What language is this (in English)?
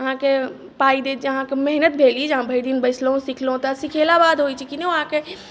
Maithili